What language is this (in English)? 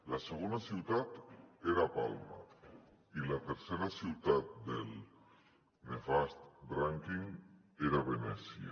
Catalan